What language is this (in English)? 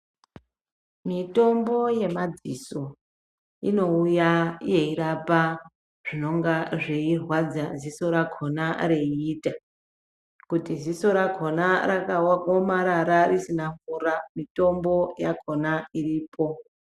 Ndau